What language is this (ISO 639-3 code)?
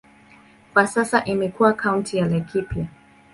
swa